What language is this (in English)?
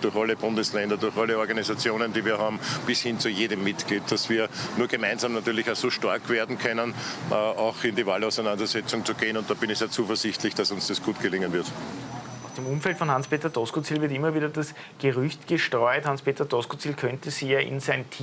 German